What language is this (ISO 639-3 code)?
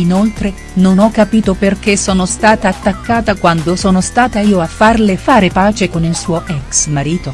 ita